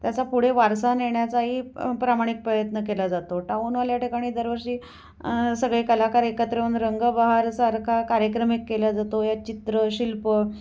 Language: Marathi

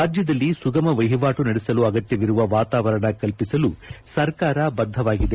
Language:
Kannada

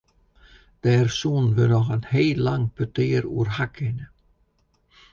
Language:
Western Frisian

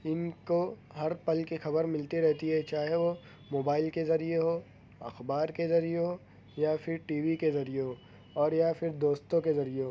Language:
Urdu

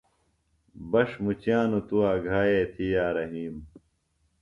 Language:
Phalura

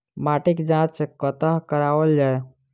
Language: Maithili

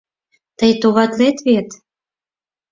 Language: Mari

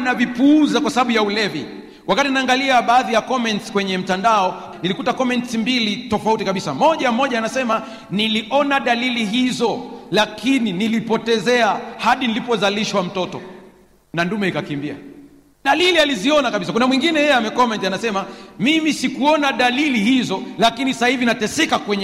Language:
Swahili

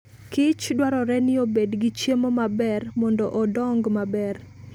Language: Luo (Kenya and Tanzania)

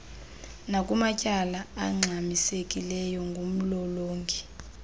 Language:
Xhosa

